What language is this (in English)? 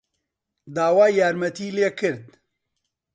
Central Kurdish